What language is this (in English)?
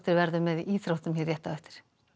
Icelandic